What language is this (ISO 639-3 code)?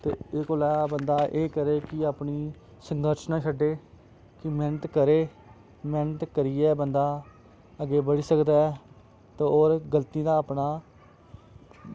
doi